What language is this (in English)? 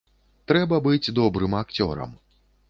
Belarusian